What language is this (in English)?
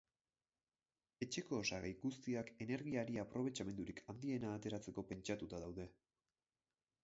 Basque